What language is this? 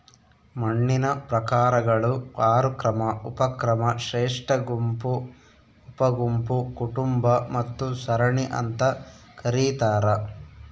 Kannada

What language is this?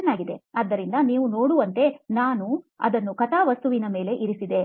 Kannada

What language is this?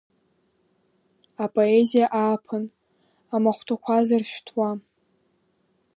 Abkhazian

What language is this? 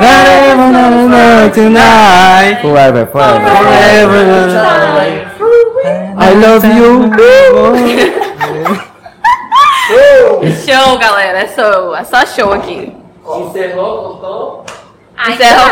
Portuguese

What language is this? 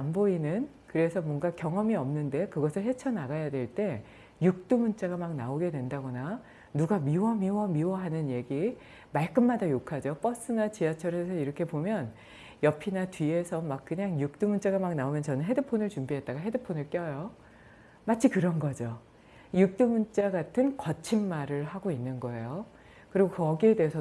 Korean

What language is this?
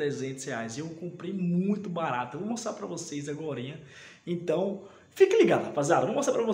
Portuguese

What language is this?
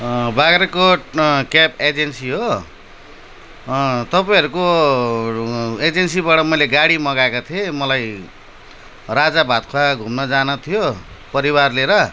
Nepali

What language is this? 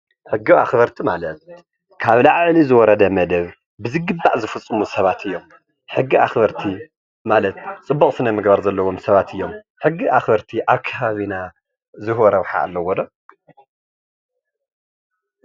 Tigrinya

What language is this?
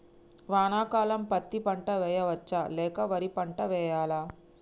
Telugu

